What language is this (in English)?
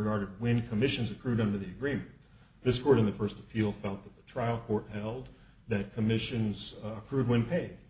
English